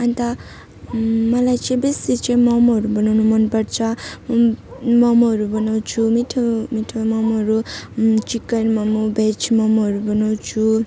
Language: Nepali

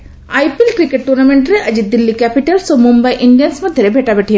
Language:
Odia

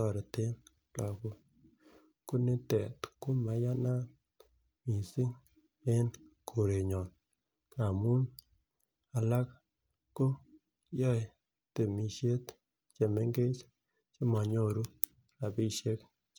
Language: Kalenjin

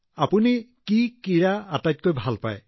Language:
Assamese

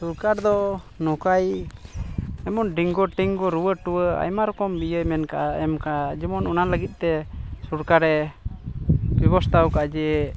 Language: Santali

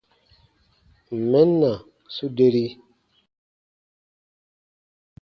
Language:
Baatonum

